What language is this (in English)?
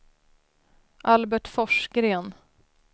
Swedish